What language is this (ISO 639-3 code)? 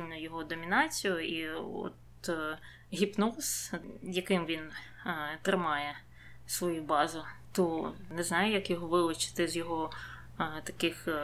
ukr